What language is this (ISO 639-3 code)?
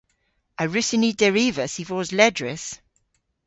cor